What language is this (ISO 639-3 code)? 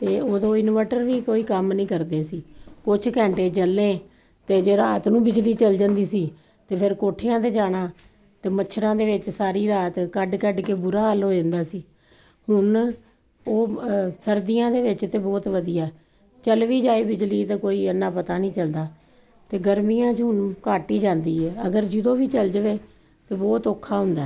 pan